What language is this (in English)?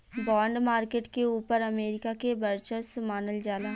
Bhojpuri